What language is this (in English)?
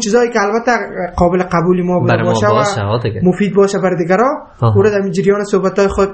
Persian